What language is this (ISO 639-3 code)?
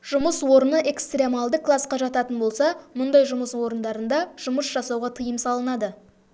kaz